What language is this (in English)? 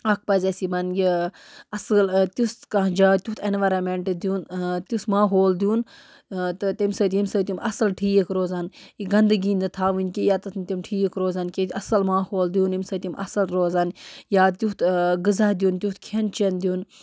Kashmiri